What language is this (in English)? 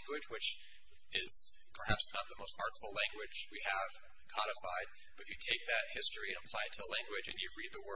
English